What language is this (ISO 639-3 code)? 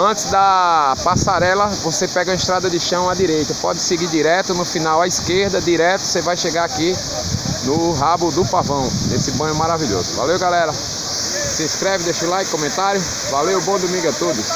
por